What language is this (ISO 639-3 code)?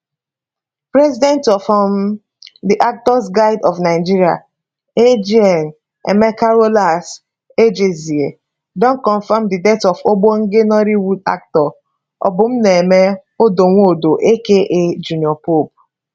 pcm